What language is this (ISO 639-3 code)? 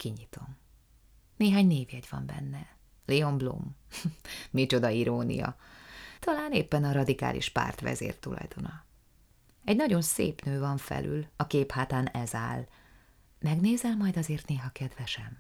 hun